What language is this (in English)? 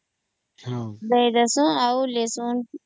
Odia